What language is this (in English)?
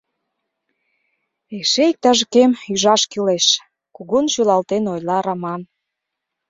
Mari